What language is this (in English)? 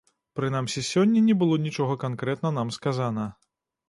Belarusian